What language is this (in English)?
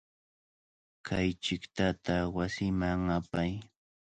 Cajatambo North Lima Quechua